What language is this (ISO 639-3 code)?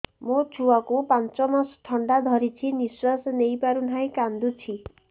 ori